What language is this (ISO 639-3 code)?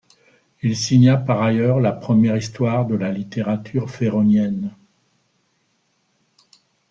fra